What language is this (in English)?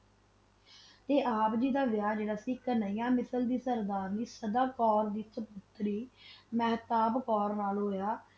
Punjabi